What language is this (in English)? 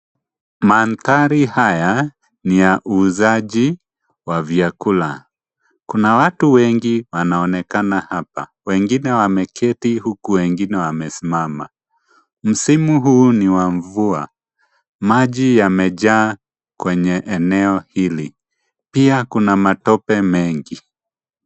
Swahili